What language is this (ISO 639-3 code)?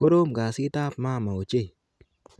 kln